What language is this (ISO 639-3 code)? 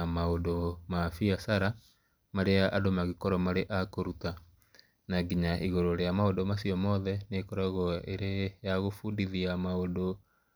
kik